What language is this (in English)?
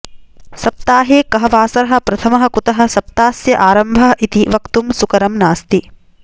Sanskrit